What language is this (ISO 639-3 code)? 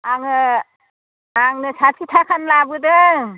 brx